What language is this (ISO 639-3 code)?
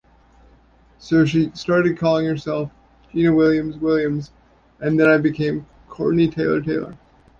eng